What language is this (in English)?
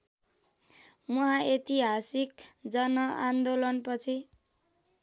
Nepali